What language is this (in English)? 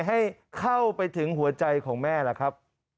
Thai